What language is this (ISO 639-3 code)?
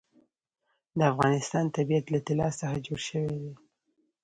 pus